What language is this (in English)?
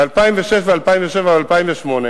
Hebrew